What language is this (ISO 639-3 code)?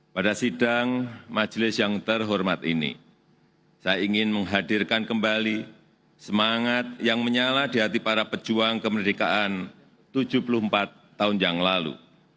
ind